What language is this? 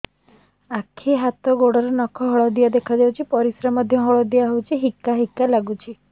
Odia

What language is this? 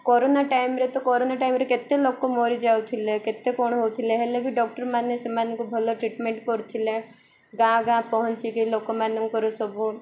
Odia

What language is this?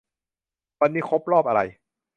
Thai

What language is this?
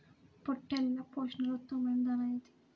Telugu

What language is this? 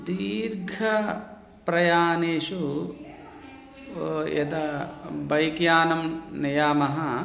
Sanskrit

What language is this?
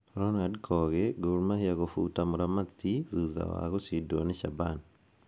Kikuyu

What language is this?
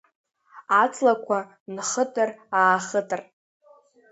Abkhazian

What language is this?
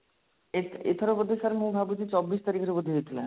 Odia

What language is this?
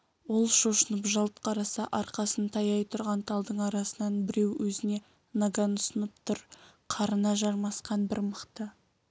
Kazakh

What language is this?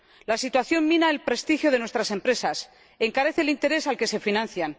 Spanish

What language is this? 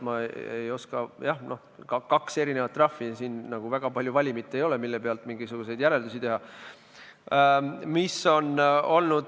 Estonian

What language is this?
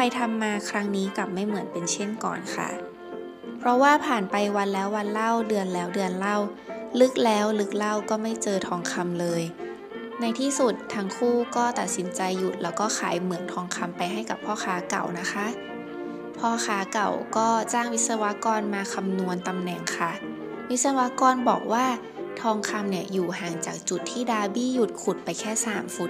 Thai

